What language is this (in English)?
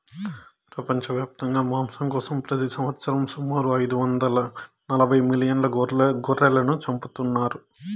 Telugu